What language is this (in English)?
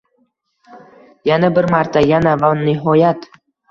Uzbek